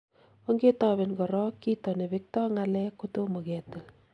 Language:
Kalenjin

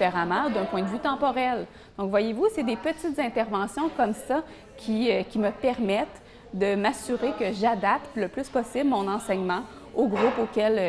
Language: French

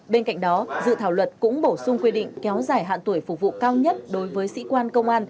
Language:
Vietnamese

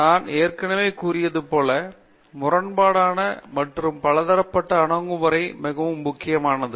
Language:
Tamil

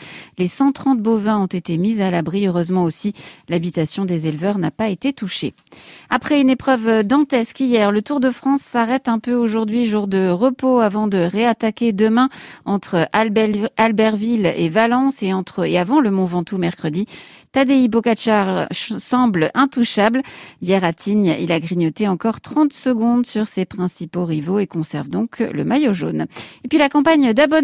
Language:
French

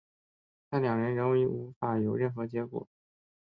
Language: Chinese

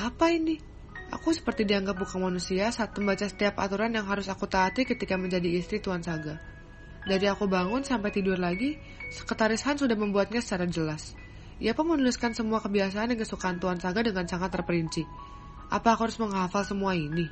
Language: Indonesian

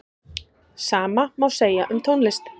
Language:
Icelandic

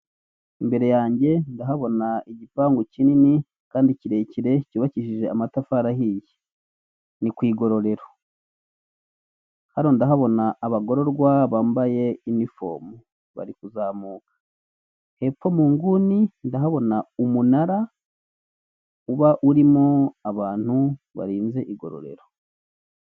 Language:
Kinyarwanda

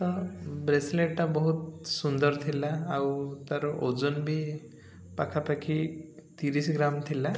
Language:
Odia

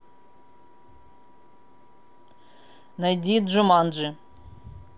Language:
Russian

